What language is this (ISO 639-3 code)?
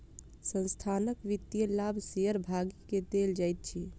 mai